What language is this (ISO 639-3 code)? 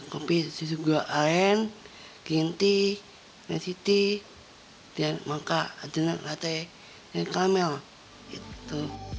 ind